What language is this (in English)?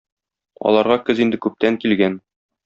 Tatar